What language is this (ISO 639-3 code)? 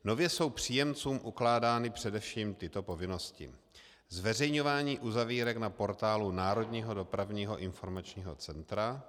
ces